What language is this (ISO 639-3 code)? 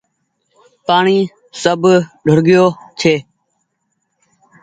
gig